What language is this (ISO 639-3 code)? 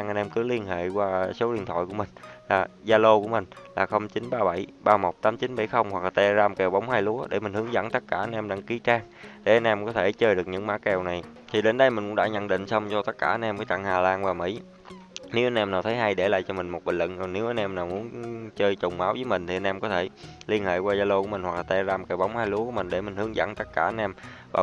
vie